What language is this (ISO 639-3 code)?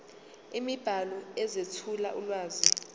zul